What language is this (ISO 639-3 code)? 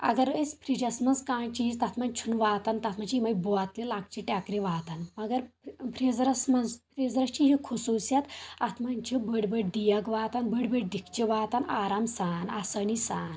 kas